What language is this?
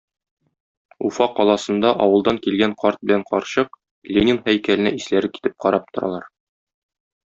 Tatar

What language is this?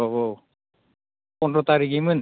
Bodo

